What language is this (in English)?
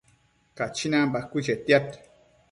Matsés